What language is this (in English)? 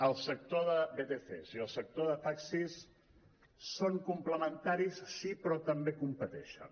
Catalan